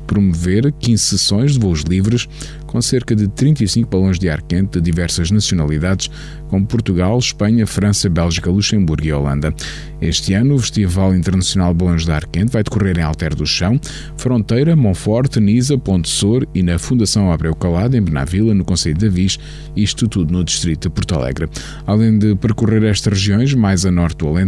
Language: Portuguese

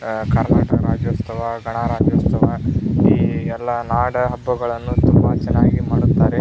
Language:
Kannada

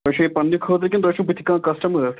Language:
Kashmiri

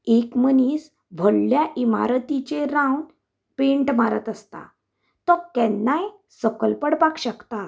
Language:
Konkani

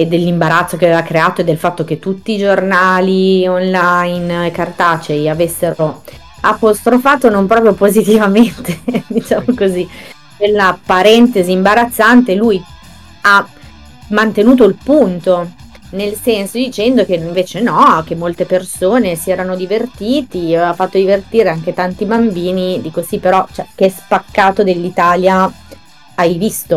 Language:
Italian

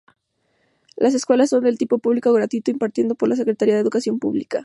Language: Spanish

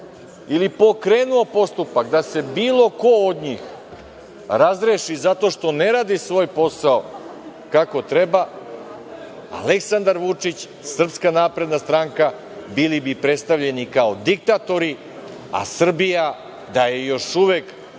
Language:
Serbian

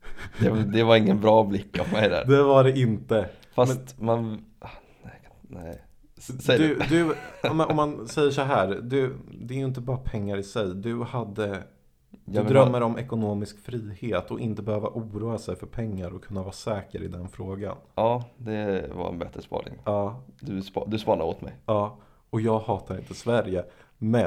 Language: Swedish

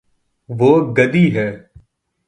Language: Urdu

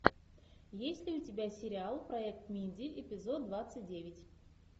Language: Russian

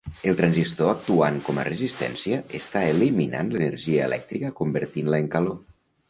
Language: Catalan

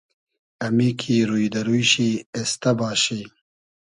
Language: Hazaragi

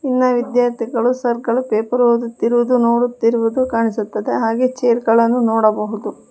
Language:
Kannada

